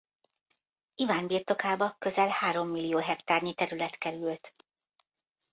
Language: Hungarian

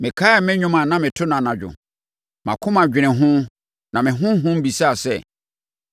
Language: Akan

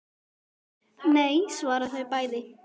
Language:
Icelandic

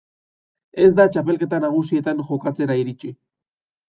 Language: Basque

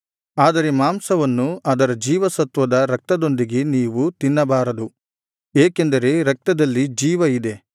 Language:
Kannada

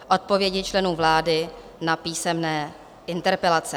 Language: Czech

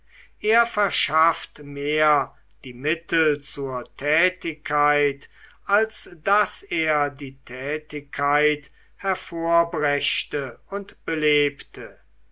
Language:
German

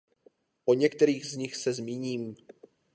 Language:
Czech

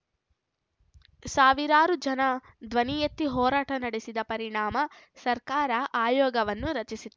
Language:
Kannada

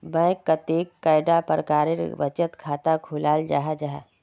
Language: Magahi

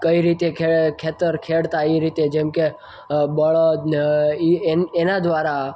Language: Gujarati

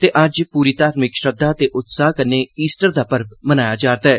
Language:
Dogri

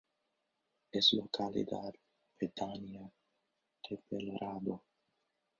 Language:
Spanish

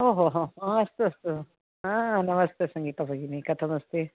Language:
Sanskrit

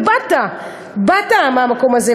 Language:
Hebrew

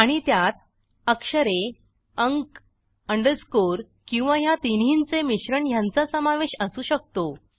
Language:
Marathi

